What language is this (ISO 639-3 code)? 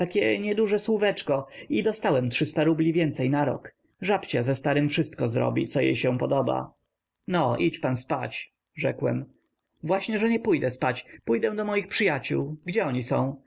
pol